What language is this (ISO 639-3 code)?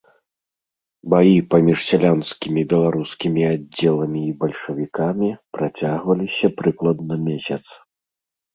bel